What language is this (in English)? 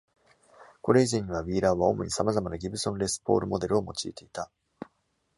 Japanese